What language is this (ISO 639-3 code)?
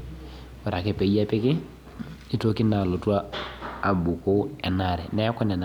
mas